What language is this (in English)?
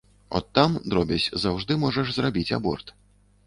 Belarusian